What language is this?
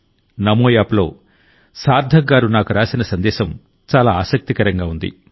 Telugu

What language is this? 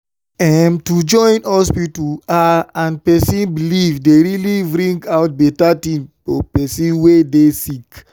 Nigerian Pidgin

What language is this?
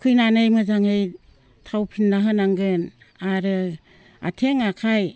Bodo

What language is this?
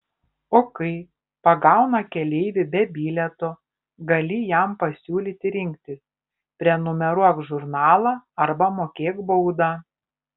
Lithuanian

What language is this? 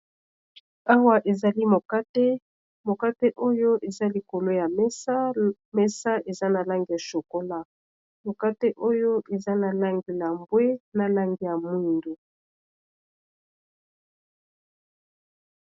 Lingala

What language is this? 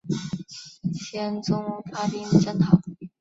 Chinese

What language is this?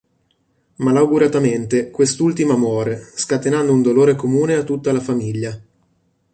Italian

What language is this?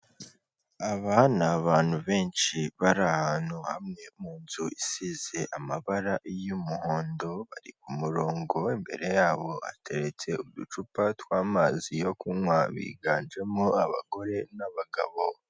Kinyarwanda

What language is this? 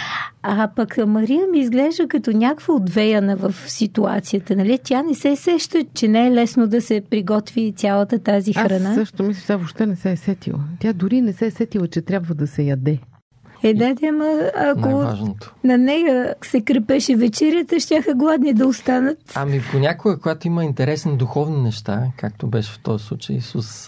Bulgarian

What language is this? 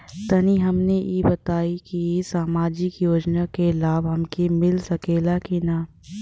Bhojpuri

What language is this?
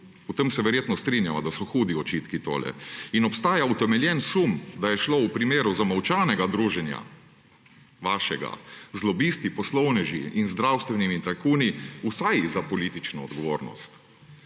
Slovenian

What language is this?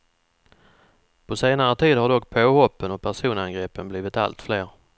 Swedish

